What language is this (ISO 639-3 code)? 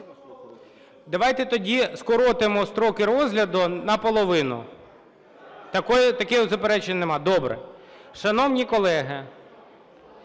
ukr